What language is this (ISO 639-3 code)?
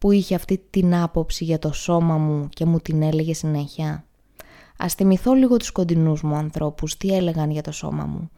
ell